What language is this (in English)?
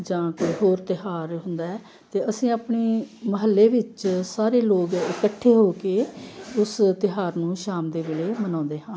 Punjabi